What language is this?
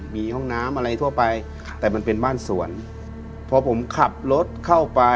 Thai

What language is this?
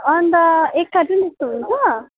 Nepali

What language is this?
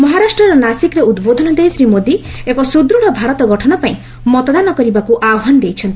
Odia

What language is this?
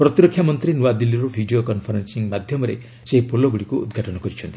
Odia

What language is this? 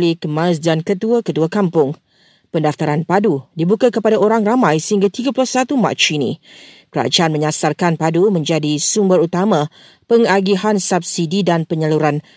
Malay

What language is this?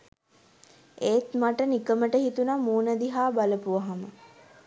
Sinhala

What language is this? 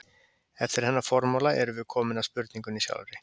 Icelandic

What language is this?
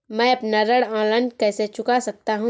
Hindi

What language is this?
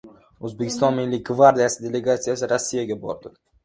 Uzbek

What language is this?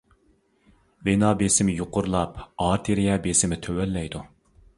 Uyghur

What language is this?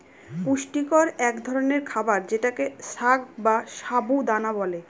Bangla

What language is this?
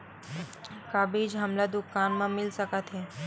Chhattisgarhi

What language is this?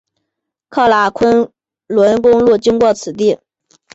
Chinese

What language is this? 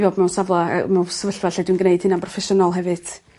Welsh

